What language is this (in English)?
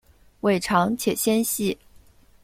Chinese